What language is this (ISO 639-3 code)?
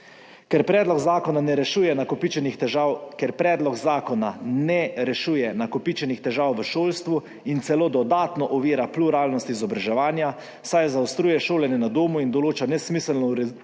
slv